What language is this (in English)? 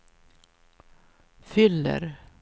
Swedish